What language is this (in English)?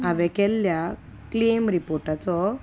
Konkani